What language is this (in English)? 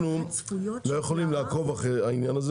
Hebrew